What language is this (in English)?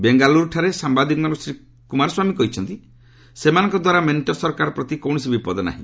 Odia